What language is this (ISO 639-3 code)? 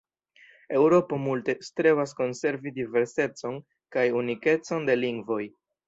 epo